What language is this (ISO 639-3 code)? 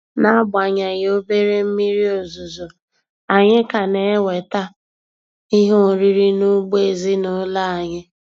ibo